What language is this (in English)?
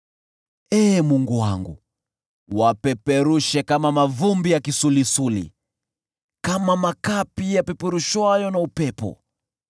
Swahili